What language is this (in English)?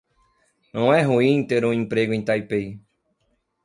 Portuguese